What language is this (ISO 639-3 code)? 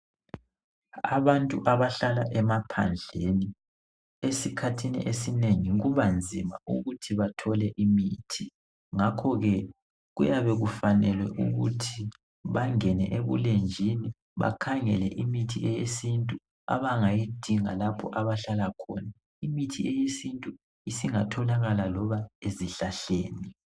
nde